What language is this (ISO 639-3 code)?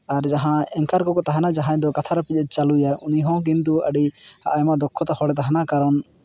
sat